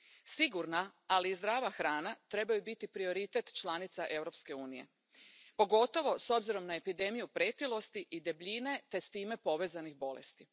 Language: Croatian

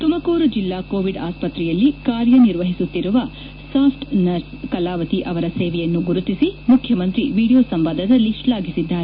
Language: Kannada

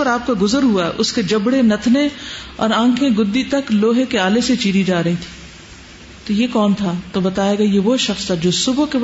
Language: Urdu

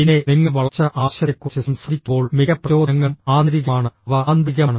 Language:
Malayalam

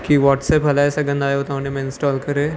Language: Sindhi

